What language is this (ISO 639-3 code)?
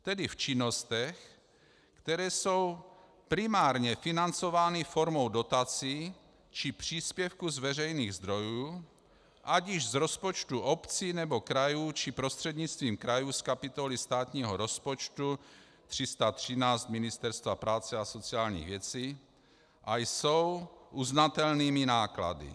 ces